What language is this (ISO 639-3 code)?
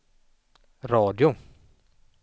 swe